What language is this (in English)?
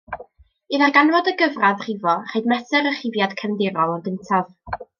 Welsh